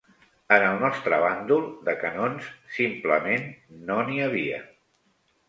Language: Catalan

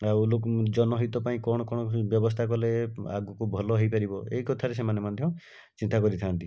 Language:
Odia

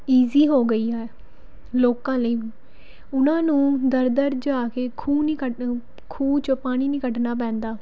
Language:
Punjabi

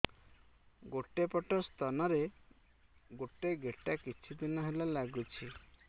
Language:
Odia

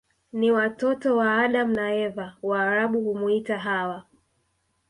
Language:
Swahili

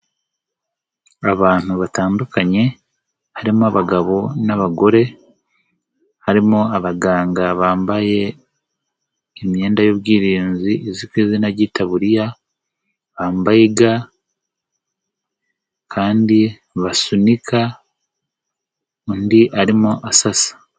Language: Kinyarwanda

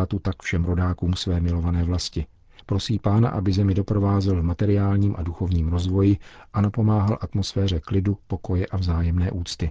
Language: Czech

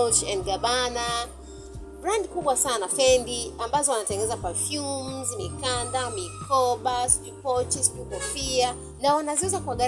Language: Swahili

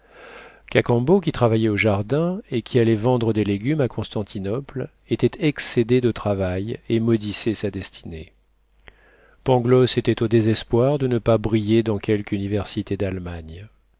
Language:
French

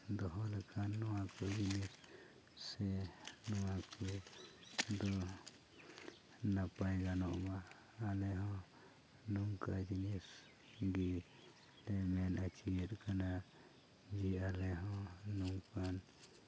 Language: Santali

